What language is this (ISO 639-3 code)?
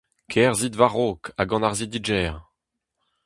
bre